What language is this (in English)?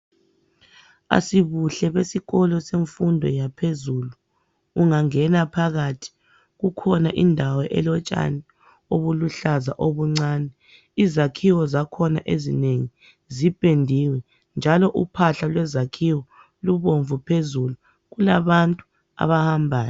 North Ndebele